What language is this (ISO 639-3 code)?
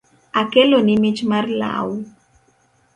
luo